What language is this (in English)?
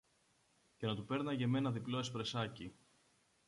Greek